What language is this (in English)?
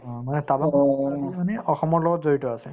Assamese